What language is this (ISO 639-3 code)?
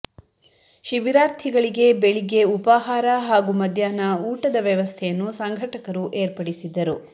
kan